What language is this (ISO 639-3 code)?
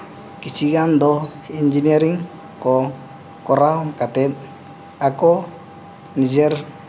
sat